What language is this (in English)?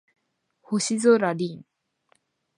Japanese